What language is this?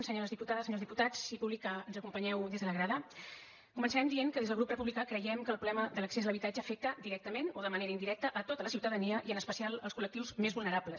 Catalan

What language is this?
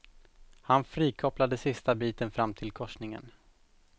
Swedish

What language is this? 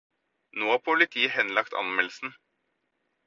Norwegian Bokmål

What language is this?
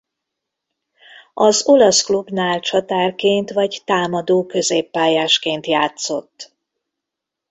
Hungarian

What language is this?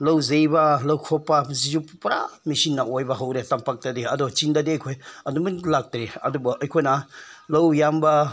Manipuri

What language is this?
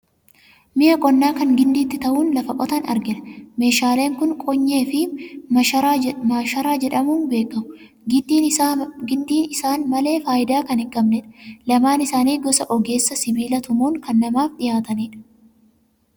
Oromo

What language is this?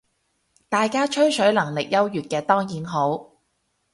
Cantonese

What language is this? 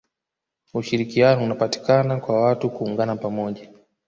Swahili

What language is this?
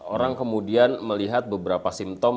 Indonesian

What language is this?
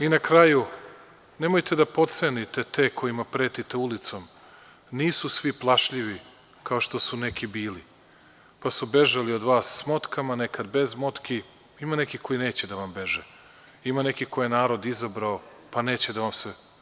Serbian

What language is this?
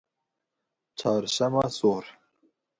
Kurdish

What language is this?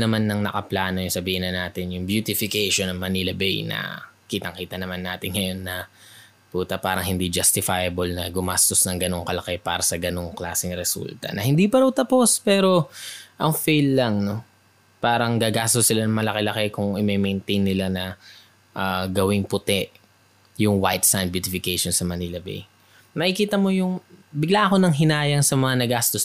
Filipino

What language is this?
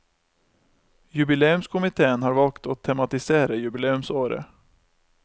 Norwegian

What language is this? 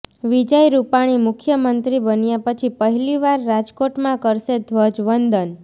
Gujarati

